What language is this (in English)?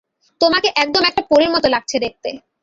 Bangla